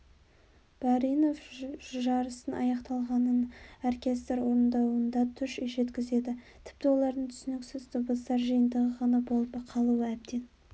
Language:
Kazakh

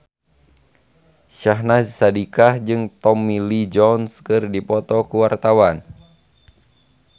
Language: Sundanese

